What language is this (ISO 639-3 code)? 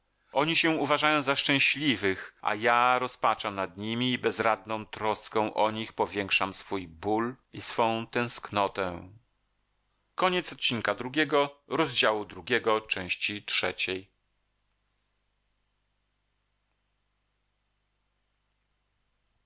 pol